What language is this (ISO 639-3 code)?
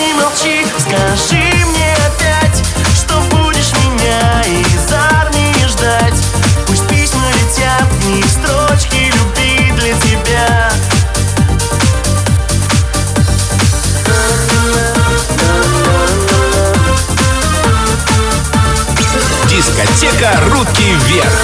rus